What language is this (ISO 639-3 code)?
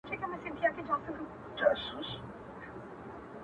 pus